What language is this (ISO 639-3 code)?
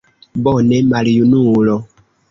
epo